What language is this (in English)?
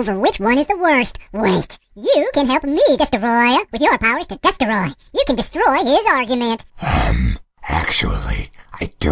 English